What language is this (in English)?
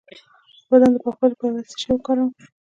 Pashto